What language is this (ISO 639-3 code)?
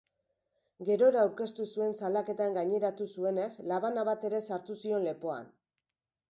eus